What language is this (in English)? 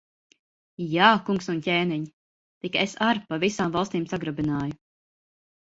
Latvian